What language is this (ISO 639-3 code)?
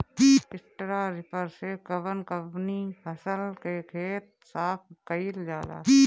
bho